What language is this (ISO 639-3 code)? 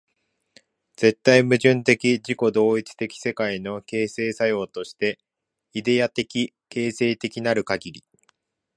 jpn